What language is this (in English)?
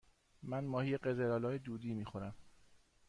Persian